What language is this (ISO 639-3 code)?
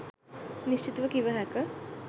sin